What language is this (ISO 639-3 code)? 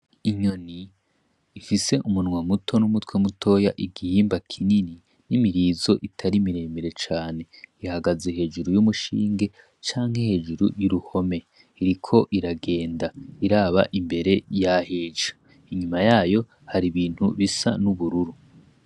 run